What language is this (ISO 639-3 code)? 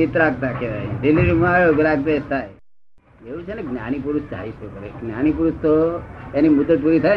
guj